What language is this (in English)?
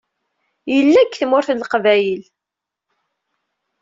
Kabyle